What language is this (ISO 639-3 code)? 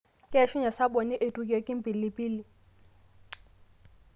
mas